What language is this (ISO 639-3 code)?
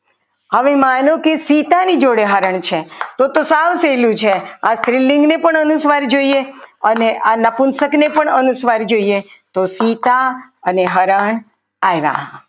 guj